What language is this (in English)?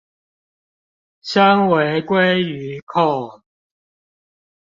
Chinese